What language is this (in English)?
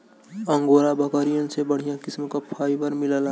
Bhojpuri